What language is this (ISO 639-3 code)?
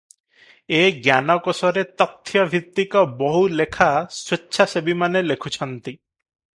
ori